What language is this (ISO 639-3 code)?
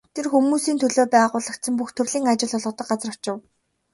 mon